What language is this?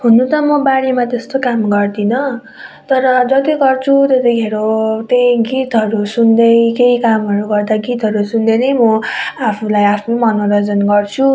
Nepali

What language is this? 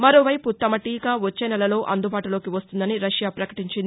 Telugu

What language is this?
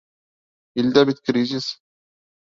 Bashkir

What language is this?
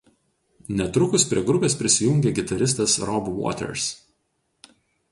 Lithuanian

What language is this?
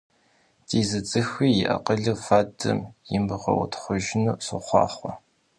Kabardian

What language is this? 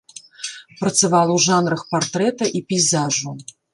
Belarusian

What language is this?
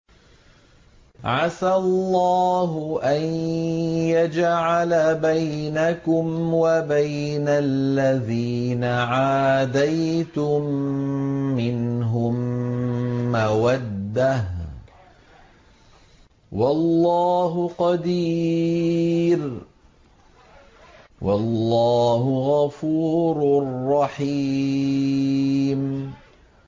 Arabic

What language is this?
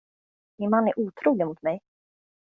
Swedish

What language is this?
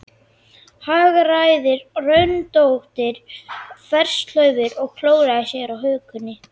Icelandic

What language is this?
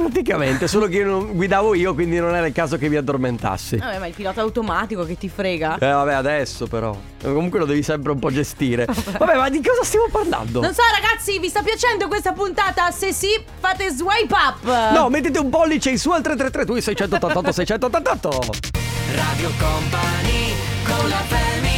Italian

